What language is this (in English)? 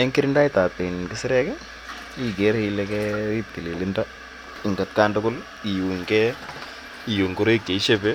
Kalenjin